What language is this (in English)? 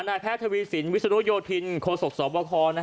Thai